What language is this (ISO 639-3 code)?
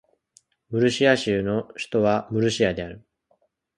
jpn